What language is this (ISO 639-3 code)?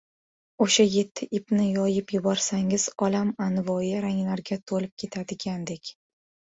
uzb